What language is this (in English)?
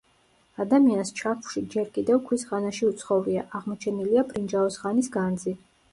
Georgian